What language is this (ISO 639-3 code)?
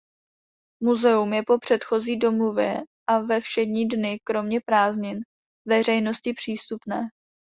ces